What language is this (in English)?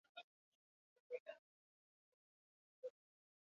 Basque